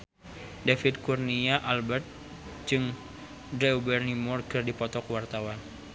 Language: Sundanese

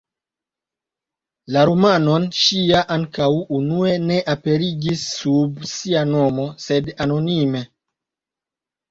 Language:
Esperanto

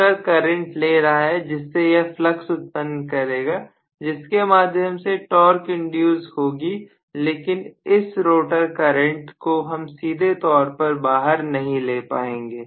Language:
Hindi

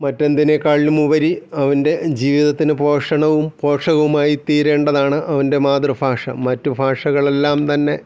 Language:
Malayalam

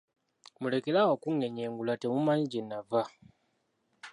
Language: Ganda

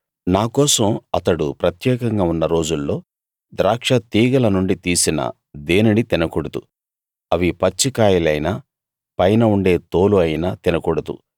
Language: Telugu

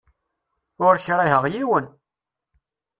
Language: Kabyle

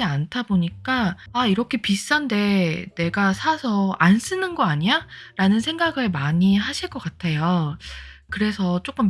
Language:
Korean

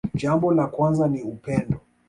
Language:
Swahili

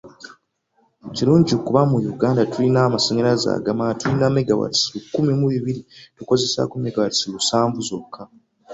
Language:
Ganda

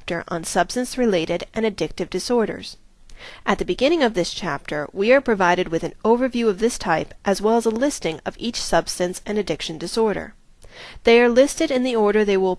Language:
English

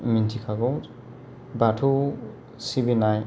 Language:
Bodo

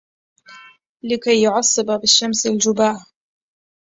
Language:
Arabic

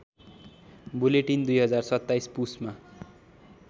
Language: Nepali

